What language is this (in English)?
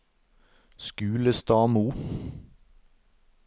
Norwegian